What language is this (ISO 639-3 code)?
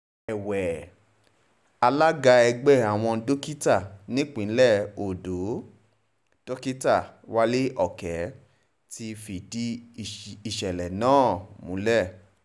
yor